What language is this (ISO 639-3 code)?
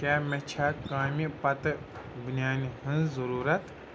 kas